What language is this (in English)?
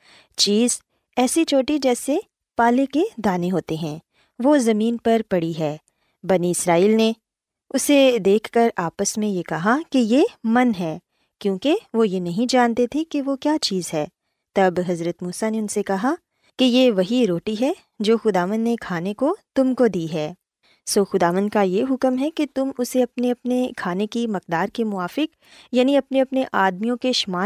Urdu